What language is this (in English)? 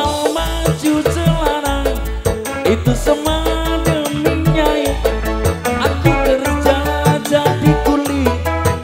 Indonesian